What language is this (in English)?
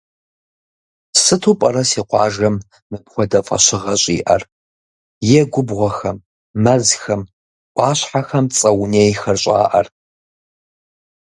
Kabardian